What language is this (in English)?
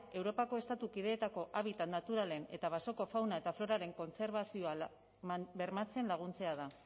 Basque